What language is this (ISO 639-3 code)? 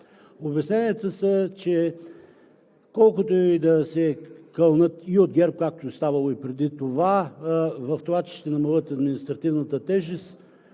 bul